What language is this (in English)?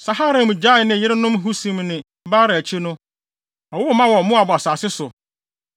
Akan